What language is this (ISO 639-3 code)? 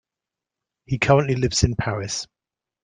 eng